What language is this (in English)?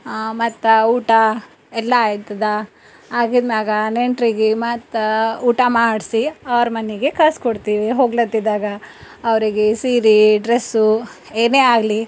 Kannada